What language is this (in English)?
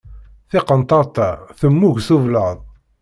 Kabyle